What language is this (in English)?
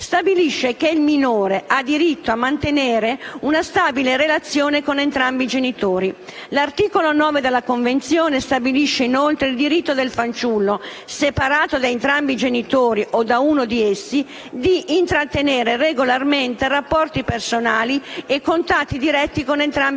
Italian